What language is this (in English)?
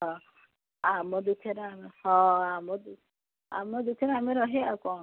Odia